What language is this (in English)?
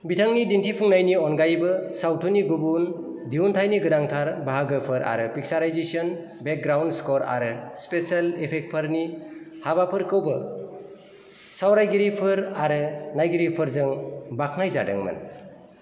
Bodo